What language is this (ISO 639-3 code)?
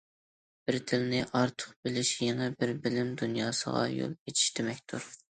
uig